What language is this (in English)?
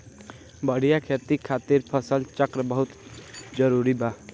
Bhojpuri